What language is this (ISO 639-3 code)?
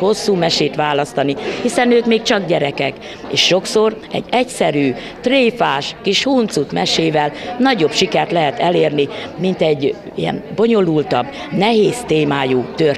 hun